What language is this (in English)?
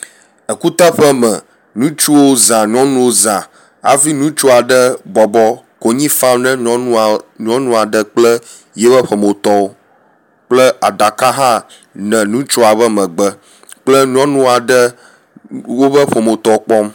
Ewe